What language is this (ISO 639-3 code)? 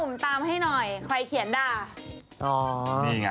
tha